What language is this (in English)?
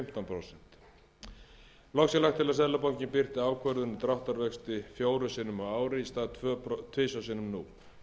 Icelandic